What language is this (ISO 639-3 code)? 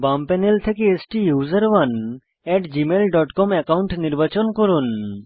ben